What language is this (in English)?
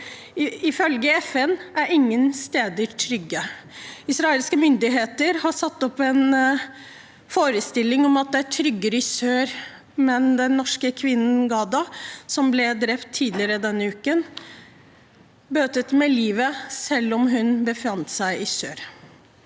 Norwegian